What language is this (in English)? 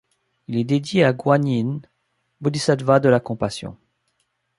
French